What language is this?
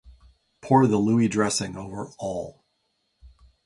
English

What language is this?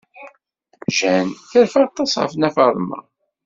Kabyle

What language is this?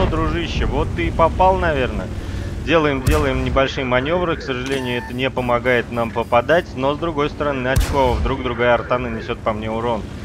Russian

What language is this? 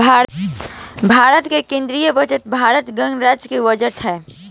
Bhojpuri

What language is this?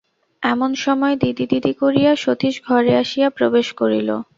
Bangla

